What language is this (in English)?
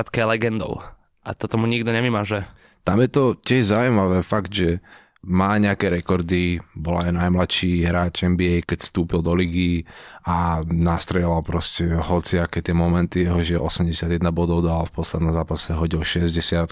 Slovak